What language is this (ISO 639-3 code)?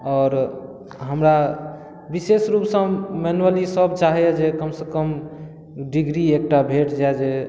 mai